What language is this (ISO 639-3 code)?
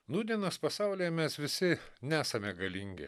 lit